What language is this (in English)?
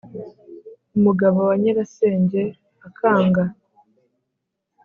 Kinyarwanda